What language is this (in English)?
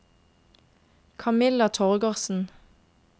Norwegian